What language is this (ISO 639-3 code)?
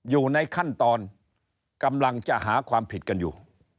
tha